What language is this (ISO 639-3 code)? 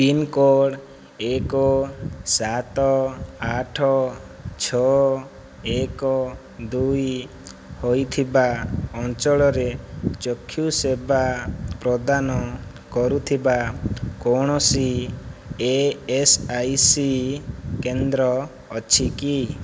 ori